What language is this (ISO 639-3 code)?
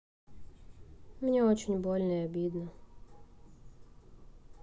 rus